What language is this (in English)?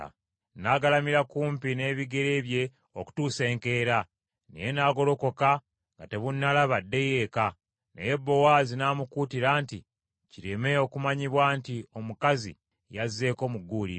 Ganda